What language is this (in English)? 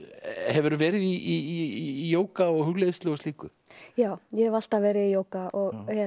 Icelandic